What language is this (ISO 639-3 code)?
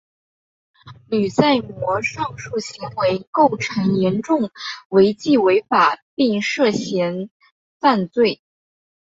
zho